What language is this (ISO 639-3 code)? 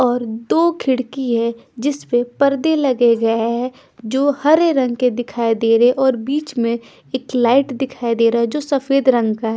hin